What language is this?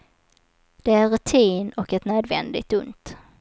Swedish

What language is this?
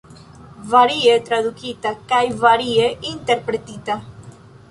Esperanto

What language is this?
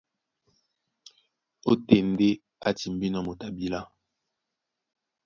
Duala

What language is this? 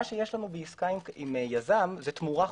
Hebrew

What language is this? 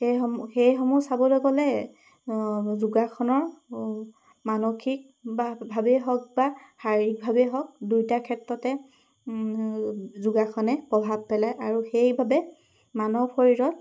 Assamese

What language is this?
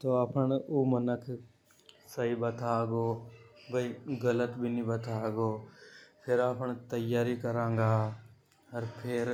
Hadothi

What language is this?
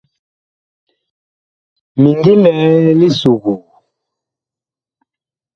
Bakoko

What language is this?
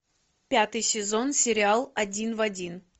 Russian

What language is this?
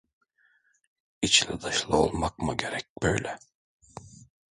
Turkish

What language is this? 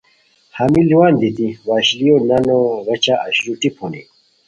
Khowar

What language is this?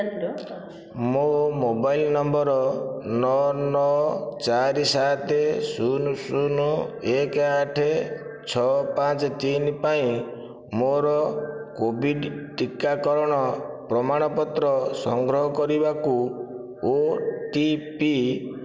Odia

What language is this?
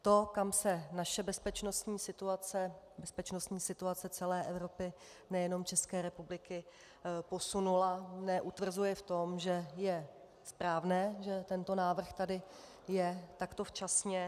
Czech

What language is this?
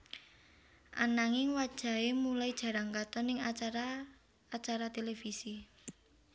Javanese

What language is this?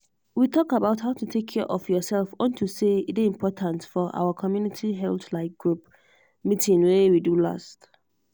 Nigerian Pidgin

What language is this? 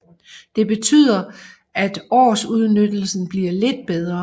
Danish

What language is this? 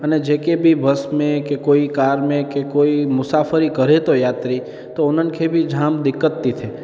Sindhi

